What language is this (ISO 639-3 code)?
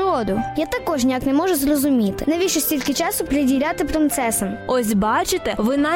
ukr